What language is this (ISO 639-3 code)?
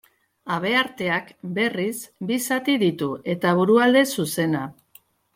eus